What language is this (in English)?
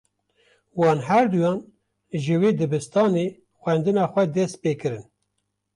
Kurdish